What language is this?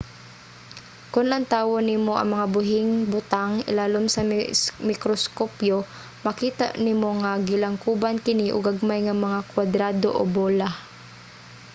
Cebuano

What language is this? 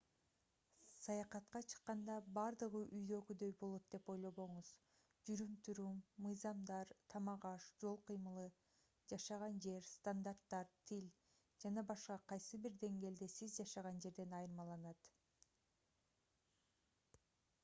Kyrgyz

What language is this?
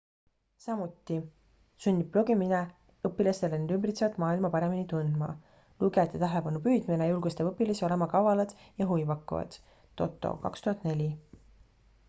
Estonian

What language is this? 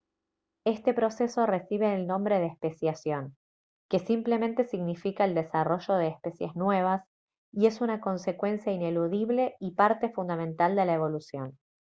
Spanish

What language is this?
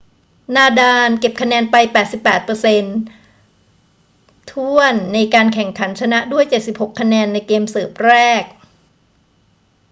Thai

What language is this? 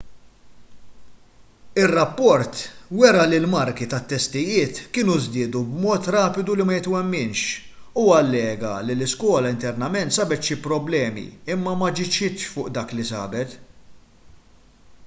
Maltese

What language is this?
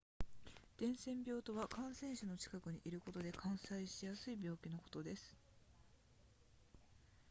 Japanese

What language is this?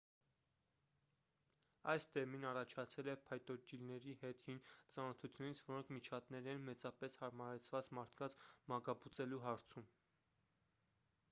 Armenian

